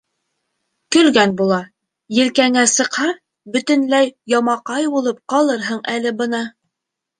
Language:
Bashkir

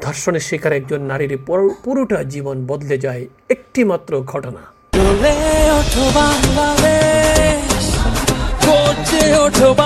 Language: Bangla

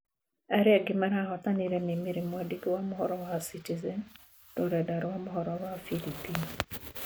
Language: Kikuyu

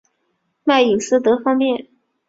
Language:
Chinese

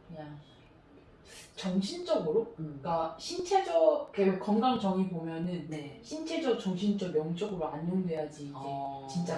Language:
Korean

